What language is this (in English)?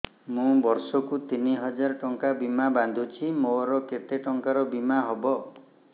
Odia